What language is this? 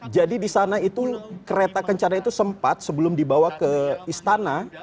Indonesian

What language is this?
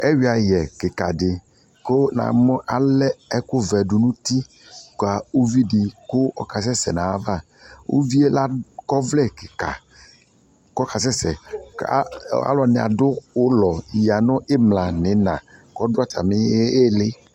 Ikposo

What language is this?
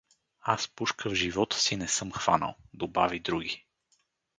Bulgarian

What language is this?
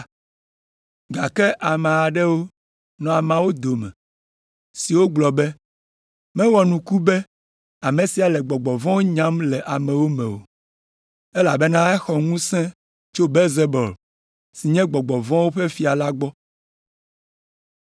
Ewe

